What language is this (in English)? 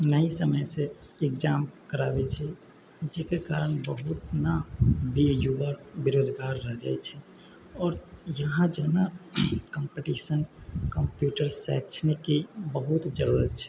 Maithili